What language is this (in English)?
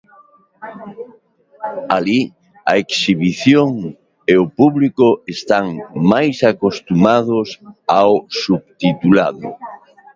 Galician